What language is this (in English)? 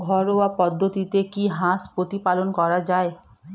Bangla